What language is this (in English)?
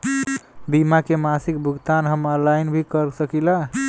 Bhojpuri